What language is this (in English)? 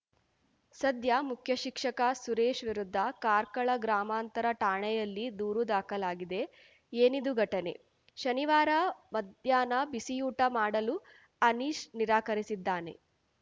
Kannada